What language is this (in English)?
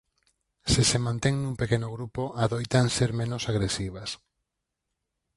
Galician